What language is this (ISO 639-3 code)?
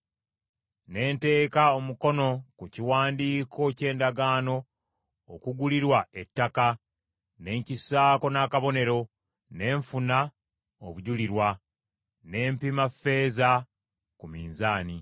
lug